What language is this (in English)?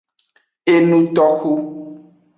Aja (Benin)